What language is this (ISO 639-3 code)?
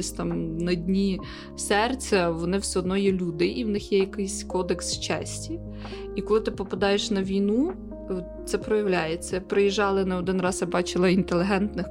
ukr